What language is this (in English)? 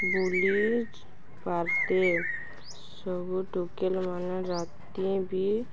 Odia